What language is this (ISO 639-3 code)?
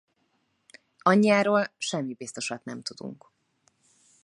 hun